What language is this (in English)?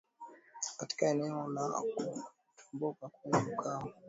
Swahili